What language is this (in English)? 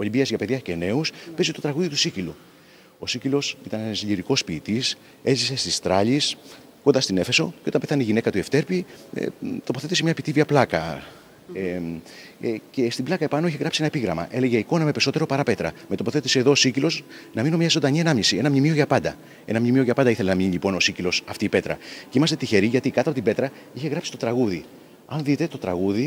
Greek